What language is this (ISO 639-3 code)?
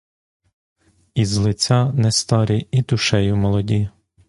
ukr